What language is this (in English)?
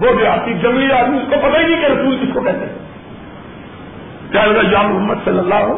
Urdu